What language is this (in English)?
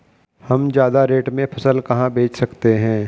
Hindi